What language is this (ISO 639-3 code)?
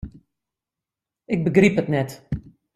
fry